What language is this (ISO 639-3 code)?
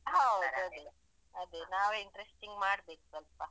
kan